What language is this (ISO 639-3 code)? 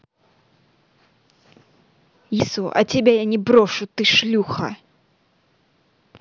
rus